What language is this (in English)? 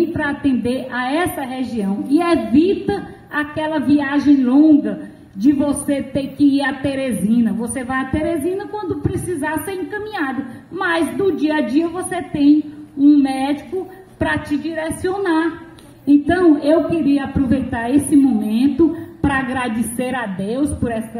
Portuguese